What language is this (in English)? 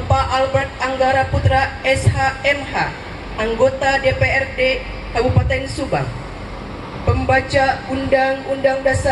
Indonesian